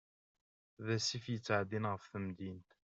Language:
Kabyle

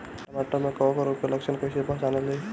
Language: Bhojpuri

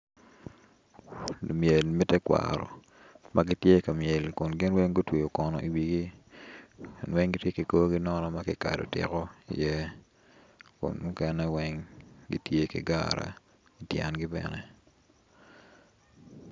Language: Acoli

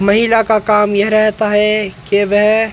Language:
Hindi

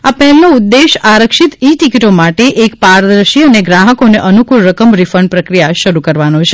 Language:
Gujarati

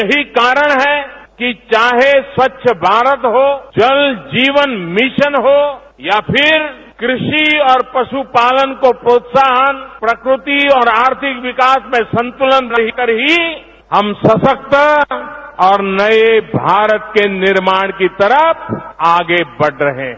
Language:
Hindi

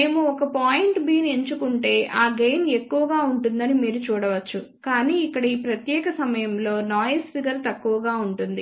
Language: Telugu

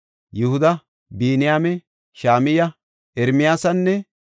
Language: Gofa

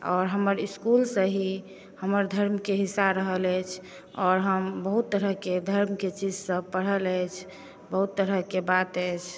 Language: Maithili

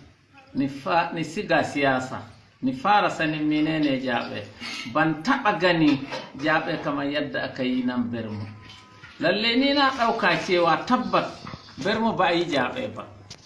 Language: Hausa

